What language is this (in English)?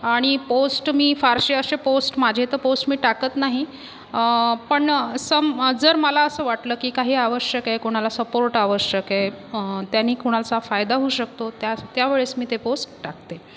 Marathi